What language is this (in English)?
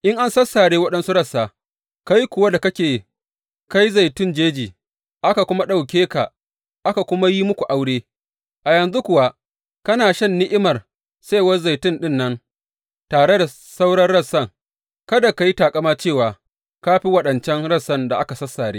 Hausa